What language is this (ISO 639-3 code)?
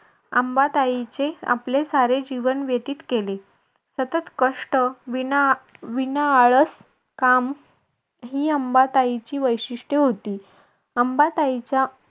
mar